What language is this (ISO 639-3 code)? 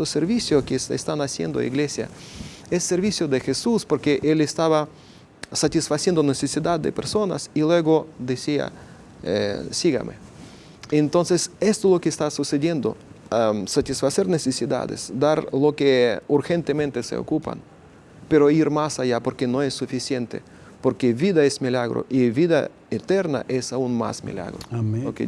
spa